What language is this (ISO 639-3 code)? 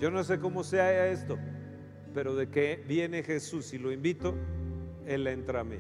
spa